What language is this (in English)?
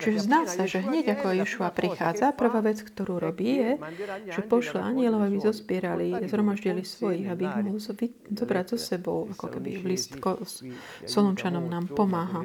Slovak